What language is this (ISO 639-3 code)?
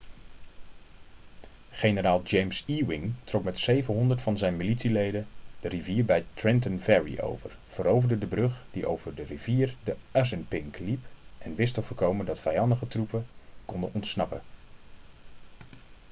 nld